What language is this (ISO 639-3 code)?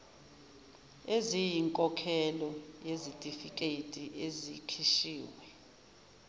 zul